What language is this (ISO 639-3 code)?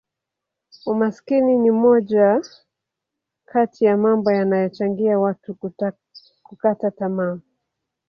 swa